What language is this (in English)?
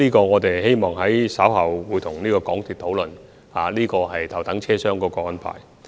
Cantonese